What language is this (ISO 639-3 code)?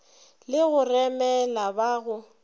nso